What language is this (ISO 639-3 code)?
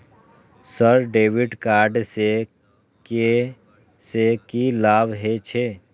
mai